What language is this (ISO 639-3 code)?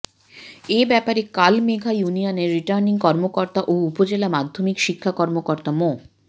ben